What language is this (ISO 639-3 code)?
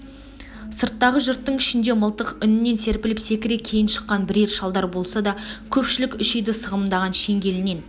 kaz